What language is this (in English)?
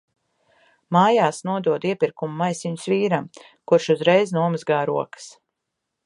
Latvian